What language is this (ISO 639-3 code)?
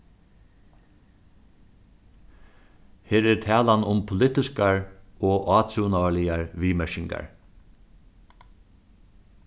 fao